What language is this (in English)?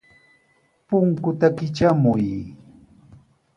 Sihuas Ancash Quechua